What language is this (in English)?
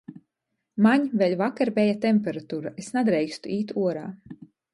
Latgalian